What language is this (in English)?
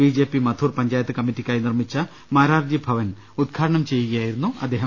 Malayalam